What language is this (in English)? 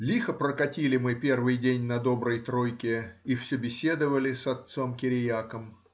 Russian